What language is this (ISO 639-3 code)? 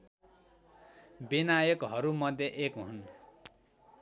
nep